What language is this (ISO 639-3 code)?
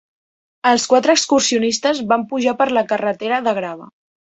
cat